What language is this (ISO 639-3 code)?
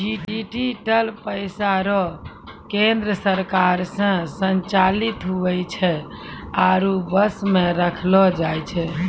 mai